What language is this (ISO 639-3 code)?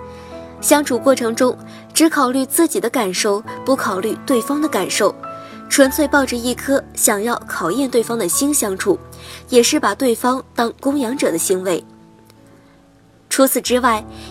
zho